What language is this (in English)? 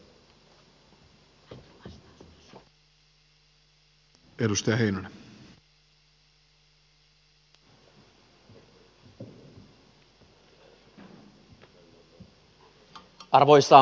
Finnish